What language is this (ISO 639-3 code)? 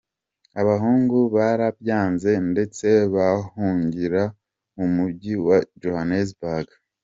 kin